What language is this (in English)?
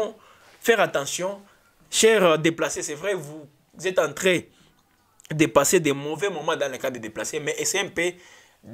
French